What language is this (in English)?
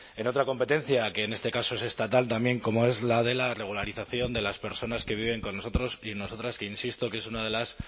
Spanish